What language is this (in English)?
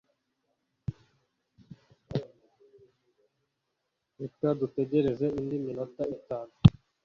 Kinyarwanda